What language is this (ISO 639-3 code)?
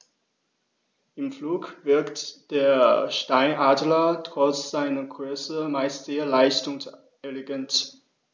deu